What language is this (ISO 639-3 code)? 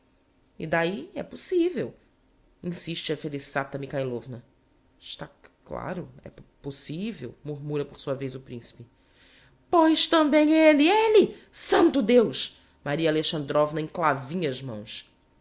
por